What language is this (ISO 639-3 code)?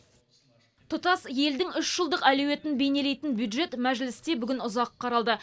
kaz